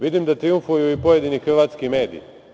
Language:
Serbian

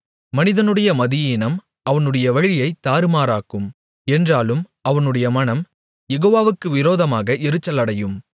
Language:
Tamil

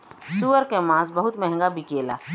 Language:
Bhojpuri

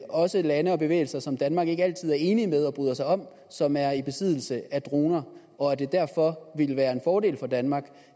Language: Danish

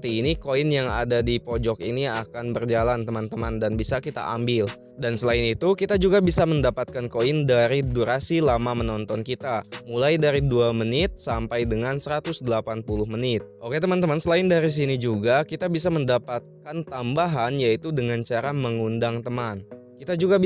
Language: Indonesian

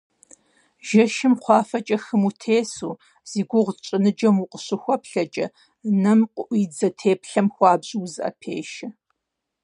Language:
Kabardian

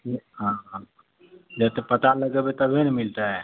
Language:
Maithili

